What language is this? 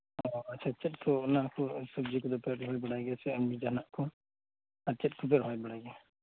Santali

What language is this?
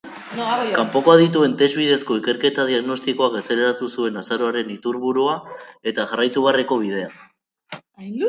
Basque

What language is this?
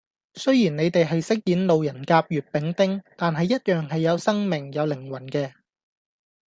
Cantonese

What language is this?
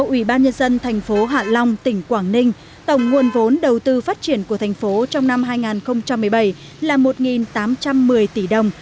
Vietnamese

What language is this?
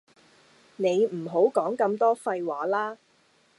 Cantonese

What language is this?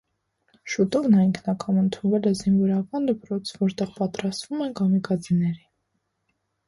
Armenian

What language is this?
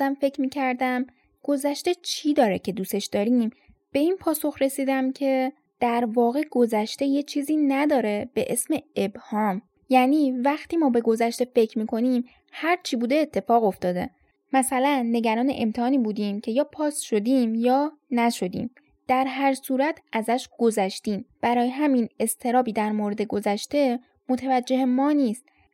Persian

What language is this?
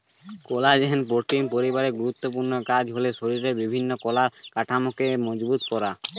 Bangla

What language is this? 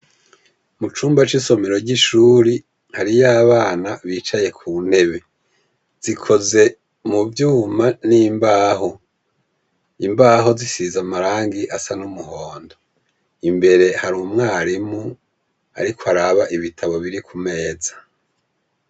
Rundi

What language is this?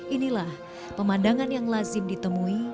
Indonesian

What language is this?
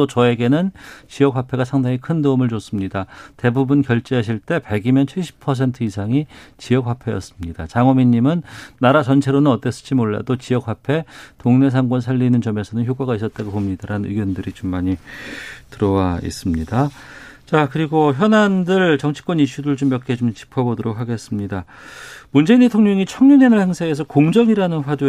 Korean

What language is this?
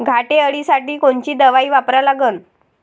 Marathi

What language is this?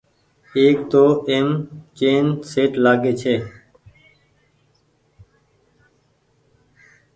Goaria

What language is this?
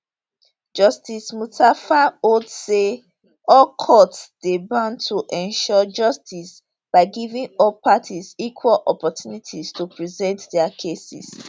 Nigerian Pidgin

